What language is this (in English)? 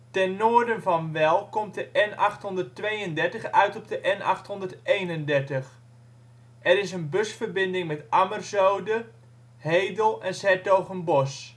Dutch